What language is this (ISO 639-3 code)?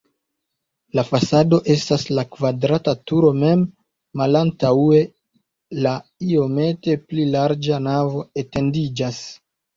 epo